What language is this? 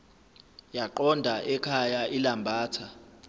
Zulu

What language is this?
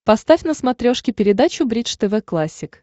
Russian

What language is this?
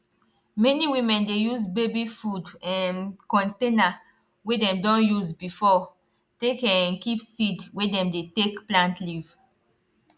Nigerian Pidgin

